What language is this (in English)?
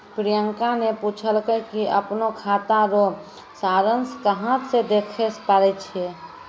Maithili